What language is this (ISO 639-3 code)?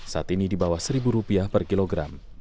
ind